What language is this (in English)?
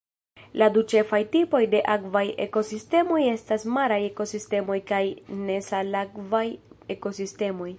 Esperanto